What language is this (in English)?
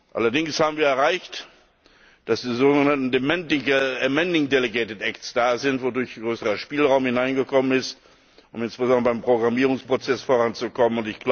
German